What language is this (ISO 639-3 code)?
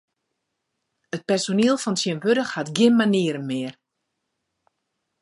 fry